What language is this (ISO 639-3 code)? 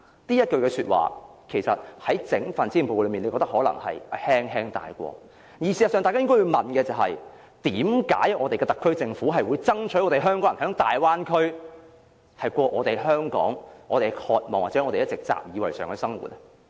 yue